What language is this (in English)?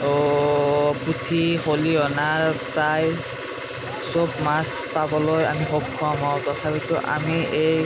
Assamese